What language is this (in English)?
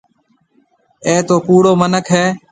Marwari (Pakistan)